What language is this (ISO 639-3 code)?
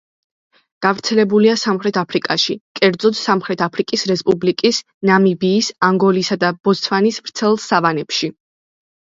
kat